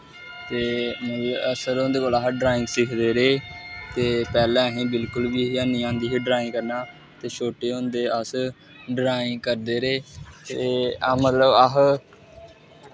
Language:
Dogri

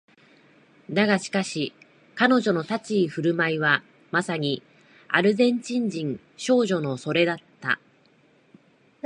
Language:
Japanese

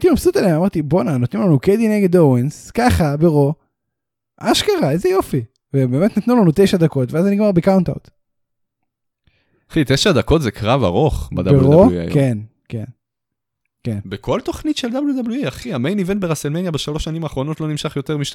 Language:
Hebrew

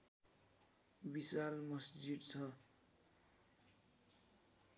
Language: Nepali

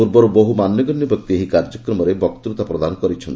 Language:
Odia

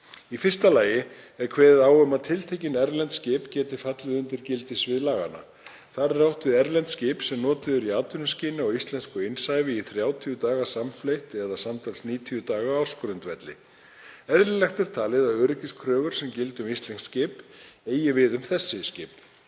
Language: Icelandic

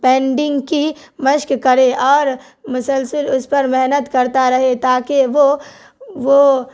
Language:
Urdu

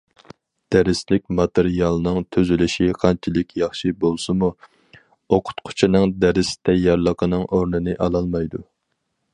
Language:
Uyghur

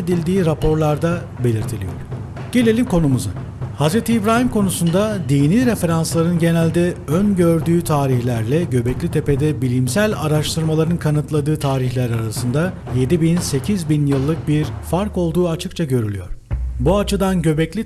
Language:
Turkish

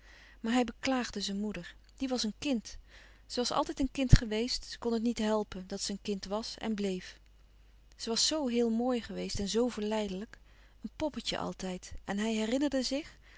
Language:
Dutch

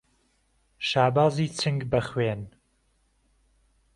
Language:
Central Kurdish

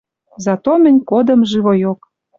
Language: Western Mari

